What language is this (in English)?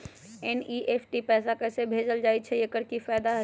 Magahi